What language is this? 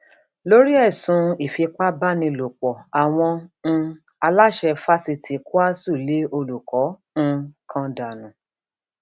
Yoruba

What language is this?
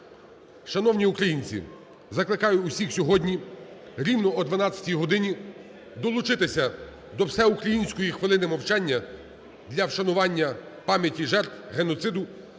Ukrainian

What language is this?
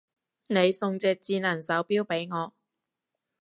Cantonese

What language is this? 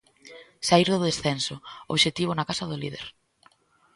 Galician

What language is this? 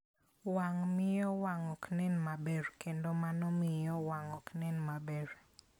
Luo (Kenya and Tanzania)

